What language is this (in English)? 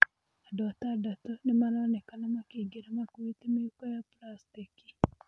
Kikuyu